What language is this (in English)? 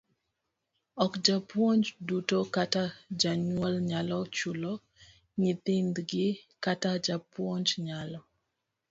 Luo (Kenya and Tanzania)